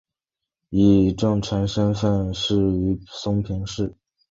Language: Chinese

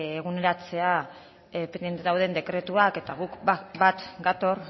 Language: Basque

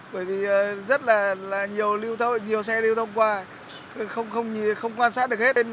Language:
Vietnamese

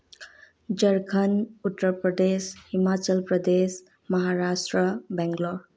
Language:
Manipuri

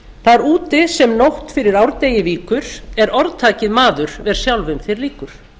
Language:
Icelandic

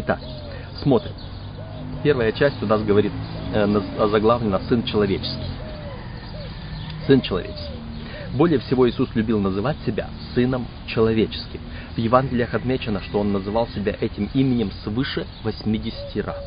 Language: Russian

